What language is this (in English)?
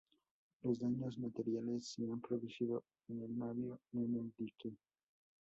Spanish